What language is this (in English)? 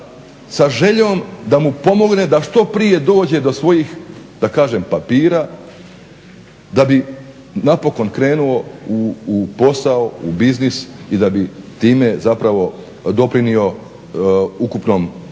Croatian